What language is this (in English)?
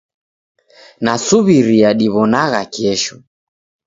Taita